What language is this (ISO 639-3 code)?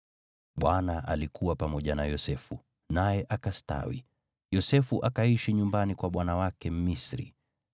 swa